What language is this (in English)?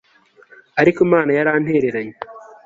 Kinyarwanda